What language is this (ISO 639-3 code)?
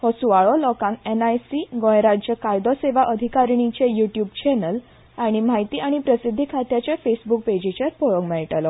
kok